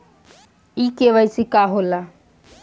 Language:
Bhojpuri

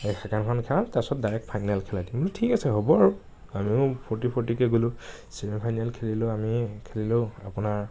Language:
Assamese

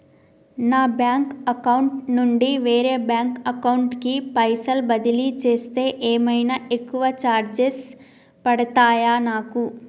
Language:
Telugu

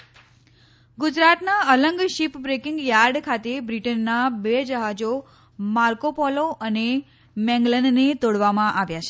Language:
Gujarati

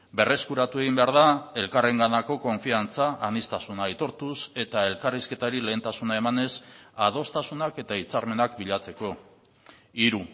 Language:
Basque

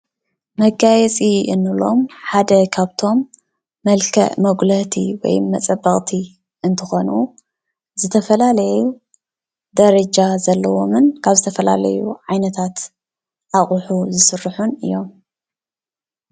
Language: Tigrinya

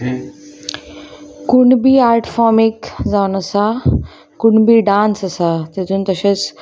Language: Konkani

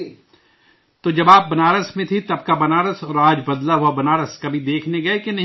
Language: Urdu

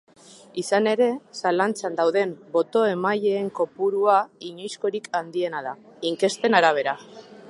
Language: Basque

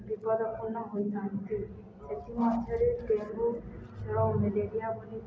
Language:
Odia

